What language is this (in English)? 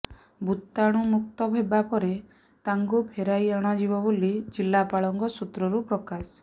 Odia